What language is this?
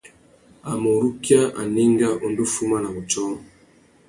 Tuki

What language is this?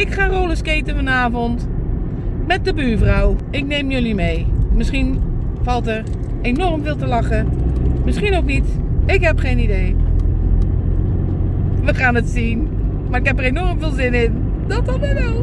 Dutch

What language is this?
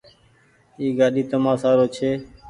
Goaria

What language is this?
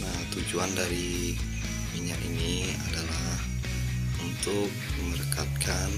Indonesian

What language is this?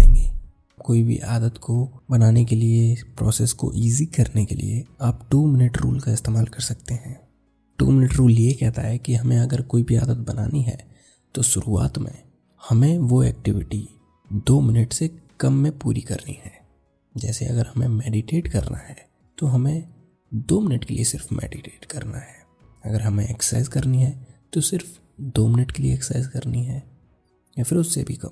Hindi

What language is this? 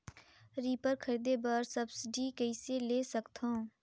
Chhattisgarhi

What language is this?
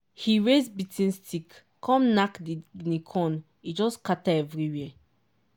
Nigerian Pidgin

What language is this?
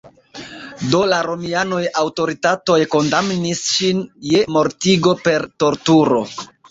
Esperanto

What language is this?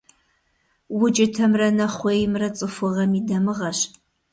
Kabardian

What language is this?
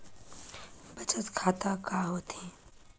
Chhattisgarhi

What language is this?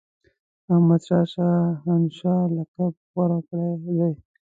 Pashto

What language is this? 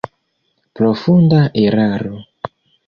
Esperanto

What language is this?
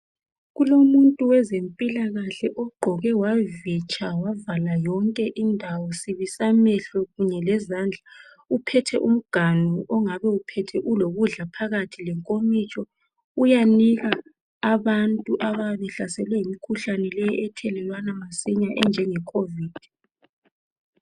North Ndebele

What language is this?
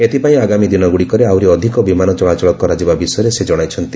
Odia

